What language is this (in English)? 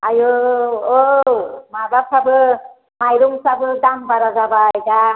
Bodo